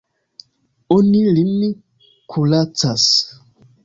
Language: Esperanto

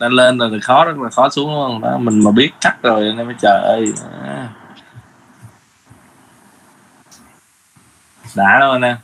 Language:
Vietnamese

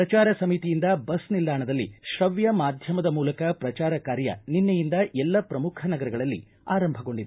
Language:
Kannada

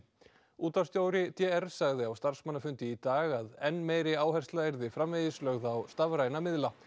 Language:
Icelandic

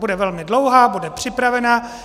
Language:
Czech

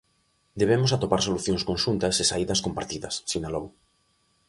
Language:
Galician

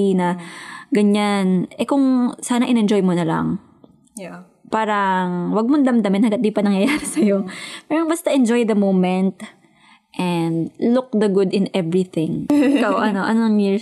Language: Filipino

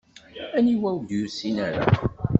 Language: Kabyle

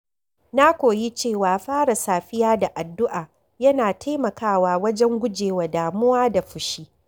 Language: Hausa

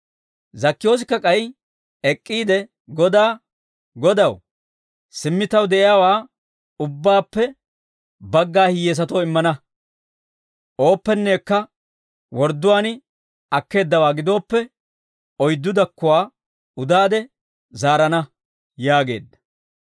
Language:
Dawro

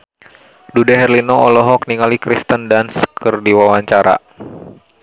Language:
Sundanese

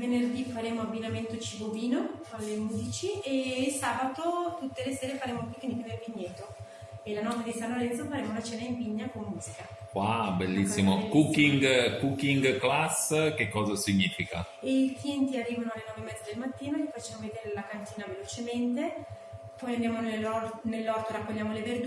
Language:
Italian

